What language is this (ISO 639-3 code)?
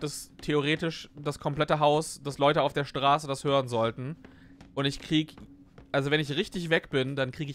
deu